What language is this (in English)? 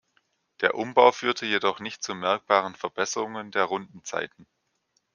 German